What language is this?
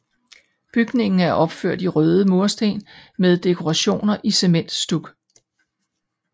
Danish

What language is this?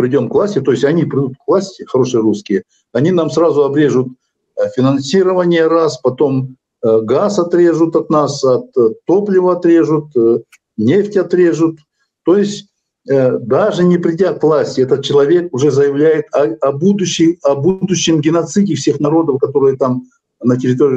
Russian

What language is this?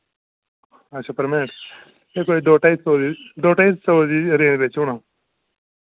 Dogri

